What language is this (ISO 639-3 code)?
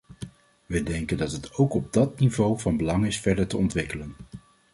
nld